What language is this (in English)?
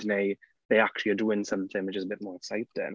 Welsh